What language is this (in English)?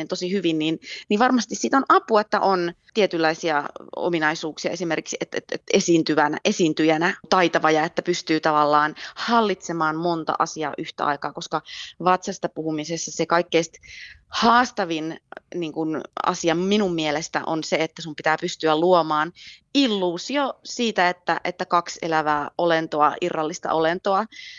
Finnish